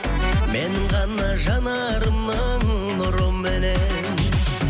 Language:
Kazakh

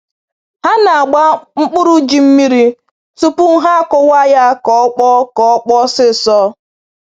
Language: Igbo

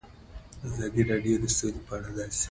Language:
Pashto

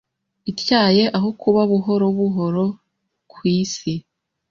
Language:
Kinyarwanda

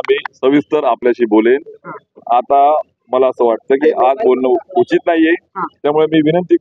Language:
Marathi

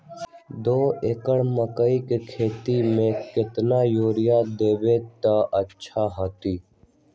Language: Magahi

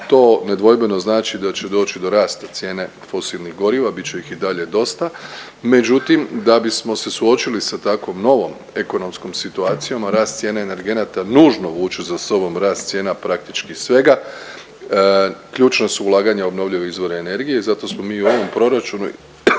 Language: Croatian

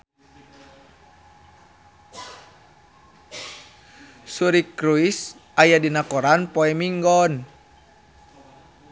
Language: Sundanese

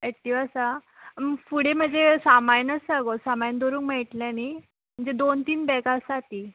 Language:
Konkani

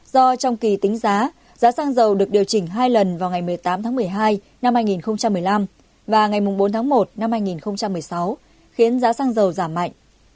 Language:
Vietnamese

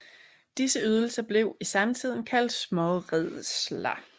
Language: Danish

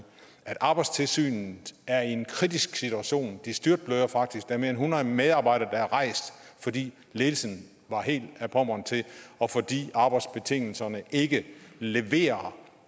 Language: Danish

